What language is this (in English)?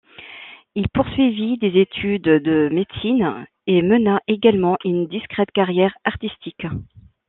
French